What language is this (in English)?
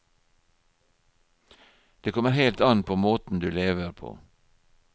Norwegian